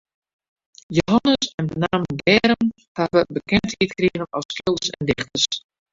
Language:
Western Frisian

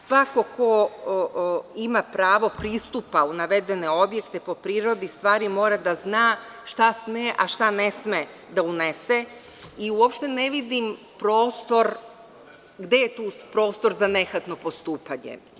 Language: Serbian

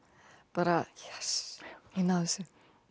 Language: Icelandic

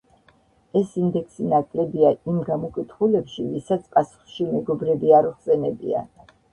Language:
Georgian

